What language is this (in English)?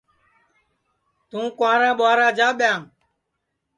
Sansi